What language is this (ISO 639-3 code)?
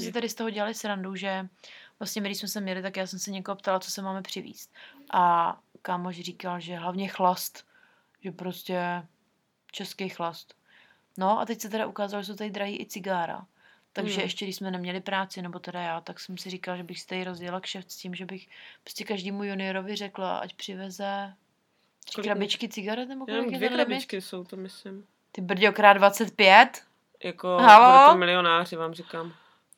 ces